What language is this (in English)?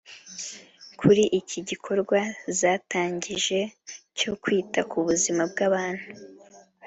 Kinyarwanda